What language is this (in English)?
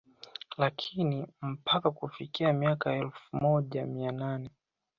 Swahili